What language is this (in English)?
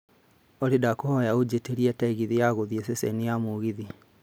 Kikuyu